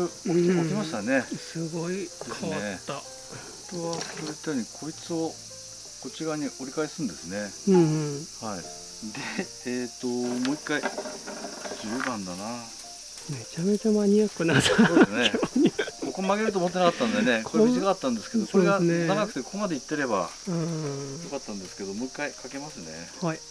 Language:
Japanese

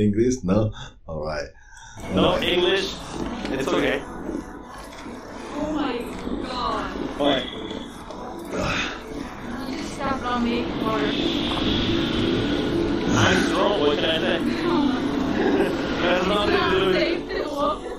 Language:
Indonesian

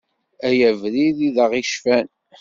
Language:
Kabyle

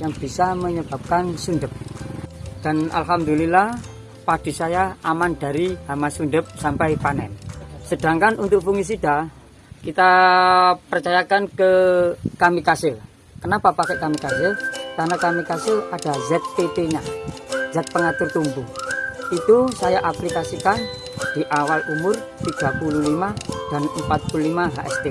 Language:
Indonesian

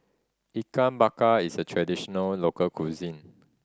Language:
English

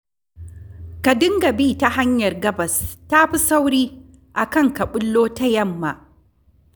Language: Hausa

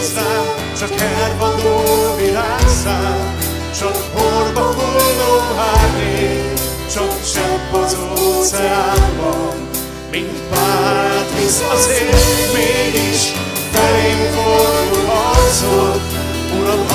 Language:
Hungarian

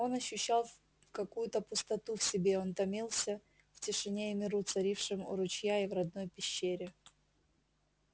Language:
Russian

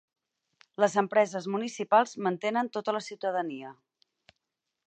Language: Catalan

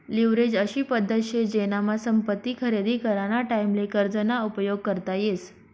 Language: Marathi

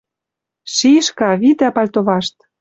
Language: Western Mari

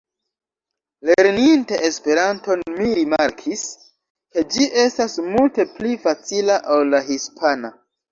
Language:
Esperanto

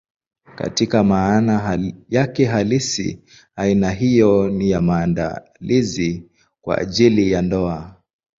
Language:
Swahili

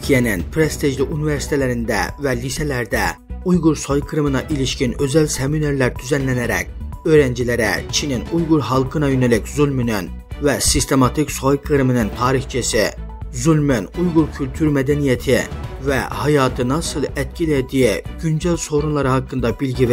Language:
Turkish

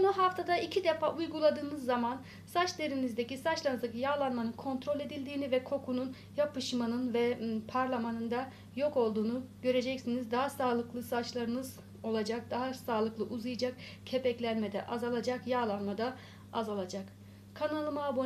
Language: Turkish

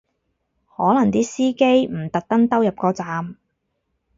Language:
Cantonese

